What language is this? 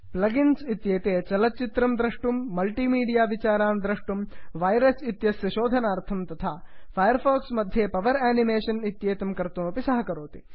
Sanskrit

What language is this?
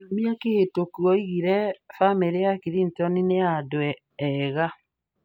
Kikuyu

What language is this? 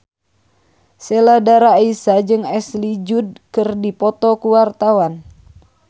Sundanese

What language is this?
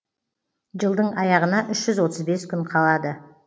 Kazakh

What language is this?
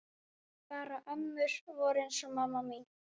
Icelandic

